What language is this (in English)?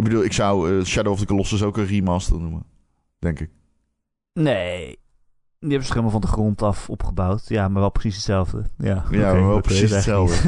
Dutch